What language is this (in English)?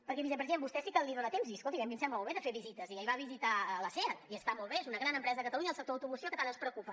Catalan